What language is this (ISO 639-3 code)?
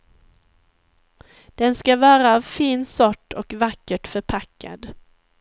swe